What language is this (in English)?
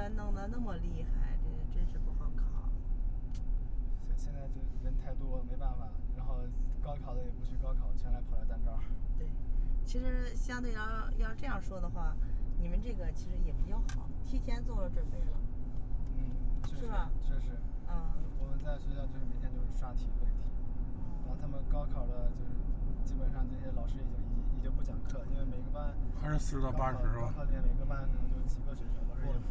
Chinese